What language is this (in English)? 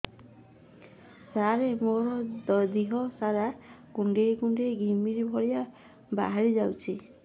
Odia